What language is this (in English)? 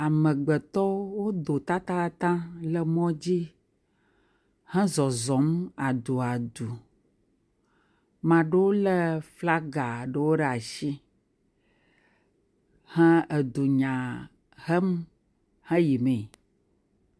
Ewe